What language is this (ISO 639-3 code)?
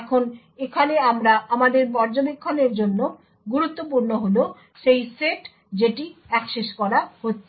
ben